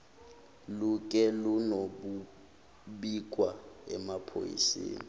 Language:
Zulu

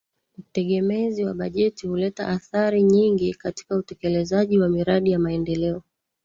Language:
Swahili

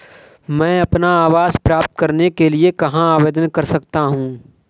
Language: Hindi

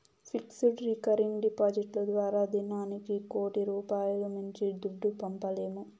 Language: Telugu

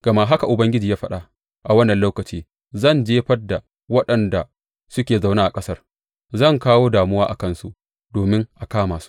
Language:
Hausa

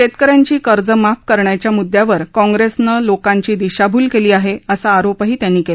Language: Marathi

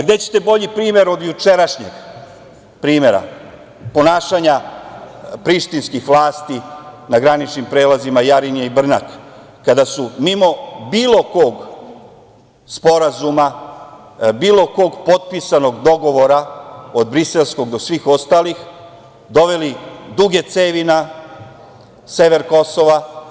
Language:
Serbian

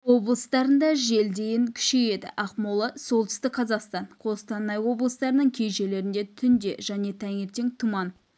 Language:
Kazakh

